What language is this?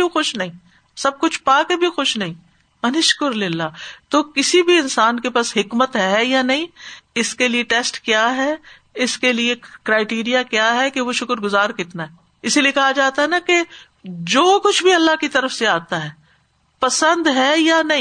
Urdu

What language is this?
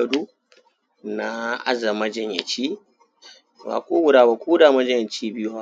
Hausa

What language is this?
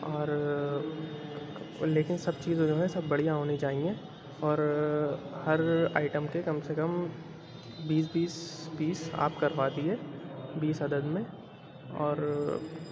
Urdu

